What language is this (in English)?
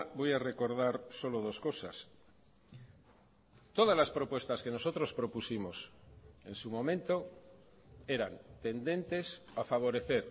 Spanish